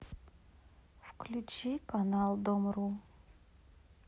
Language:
Russian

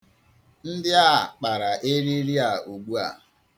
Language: Igbo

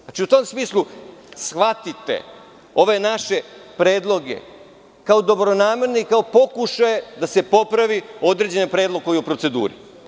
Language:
Serbian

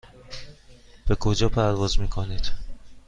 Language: Persian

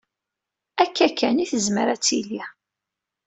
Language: Kabyle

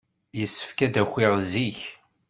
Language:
Kabyle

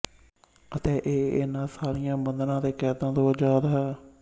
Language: Punjabi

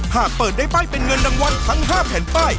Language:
Thai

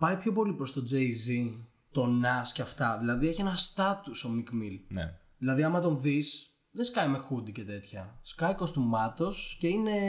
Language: Greek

